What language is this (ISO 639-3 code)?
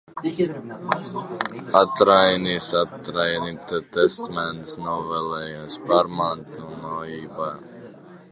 lav